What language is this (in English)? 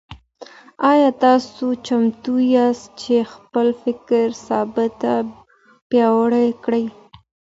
Pashto